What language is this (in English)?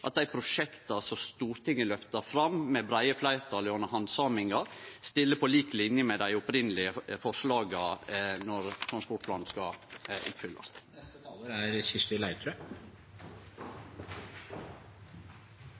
Norwegian Nynorsk